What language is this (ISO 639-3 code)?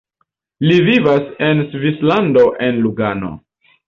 epo